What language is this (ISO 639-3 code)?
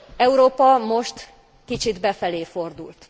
hun